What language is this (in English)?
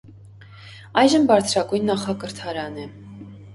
Armenian